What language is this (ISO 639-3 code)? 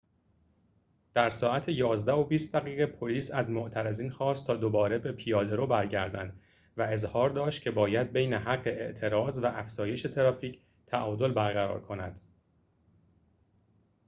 fas